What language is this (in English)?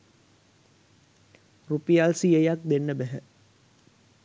Sinhala